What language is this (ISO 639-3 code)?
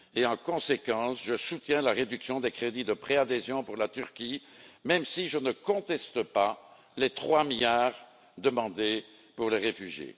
fra